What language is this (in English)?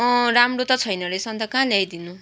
Nepali